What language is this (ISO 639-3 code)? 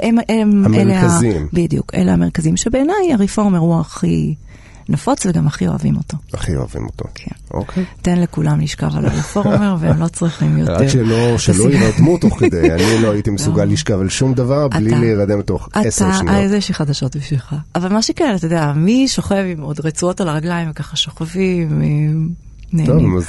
heb